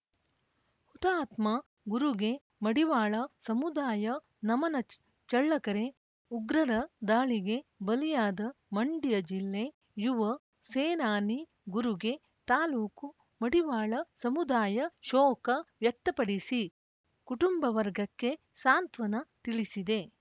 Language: Kannada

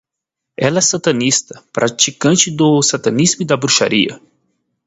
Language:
Portuguese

